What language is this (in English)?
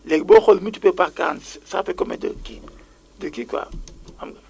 Wolof